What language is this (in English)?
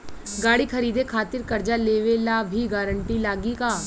Bhojpuri